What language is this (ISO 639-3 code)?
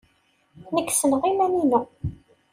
kab